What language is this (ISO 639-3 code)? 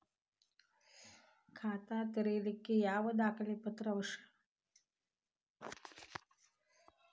kan